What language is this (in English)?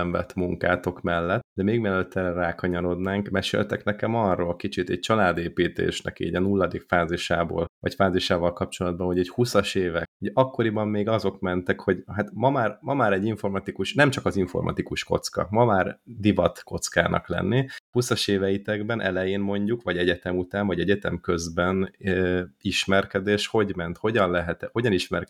Hungarian